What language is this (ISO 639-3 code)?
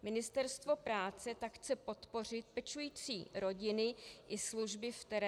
ces